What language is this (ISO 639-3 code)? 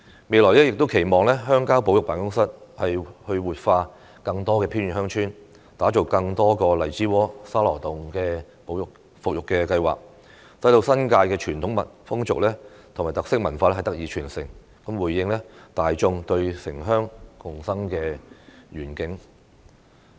yue